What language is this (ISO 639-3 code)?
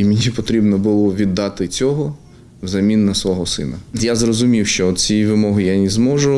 ukr